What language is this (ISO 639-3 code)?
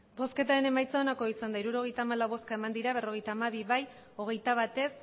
eus